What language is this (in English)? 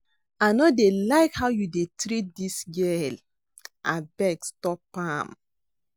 Nigerian Pidgin